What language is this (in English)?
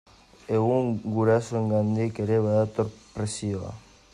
Basque